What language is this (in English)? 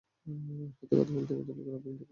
Bangla